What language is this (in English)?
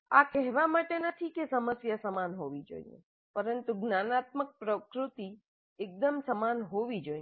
Gujarati